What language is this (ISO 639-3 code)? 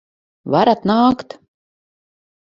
lav